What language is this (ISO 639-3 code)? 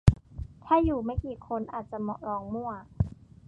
tha